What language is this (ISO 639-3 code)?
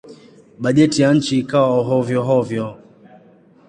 swa